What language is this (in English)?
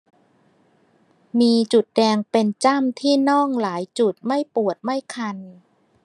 Thai